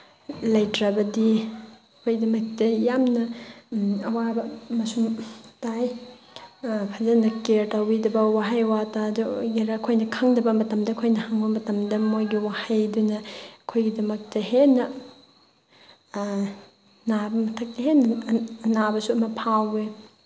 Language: Manipuri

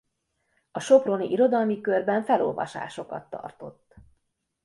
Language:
Hungarian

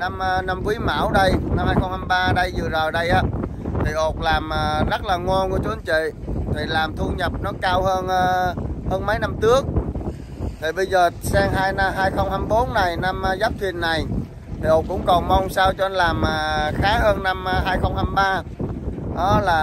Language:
Vietnamese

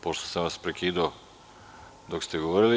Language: Serbian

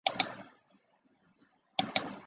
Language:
Chinese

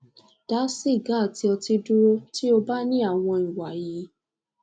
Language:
Yoruba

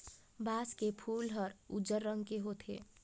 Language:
Chhattisgarhi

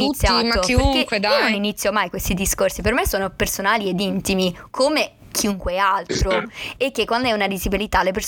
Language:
Italian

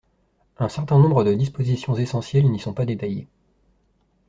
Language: French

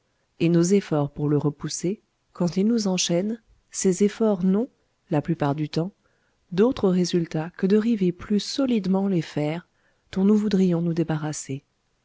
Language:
French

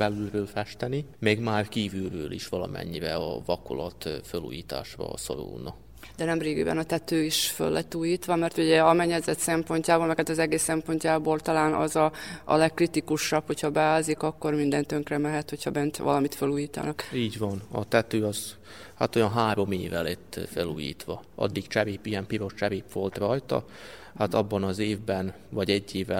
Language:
Hungarian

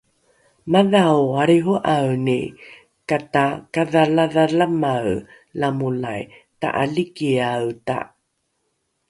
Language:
Rukai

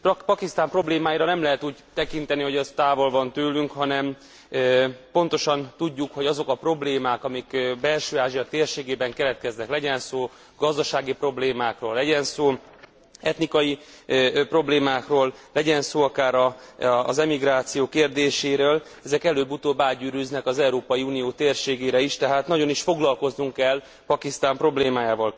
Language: Hungarian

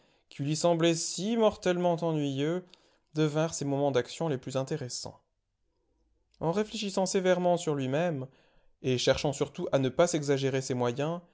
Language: French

